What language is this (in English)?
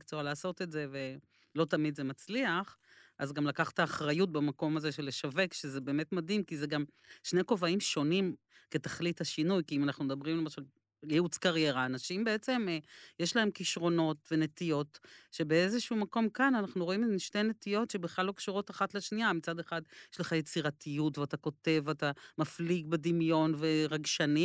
Hebrew